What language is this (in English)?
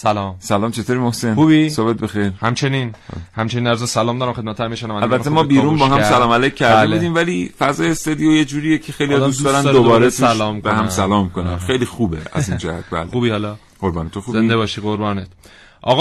Persian